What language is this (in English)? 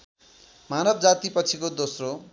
Nepali